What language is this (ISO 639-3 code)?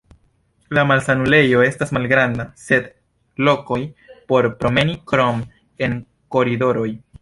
epo